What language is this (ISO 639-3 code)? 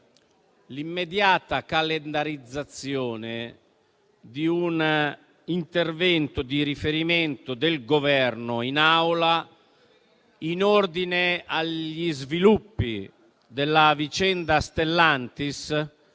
ita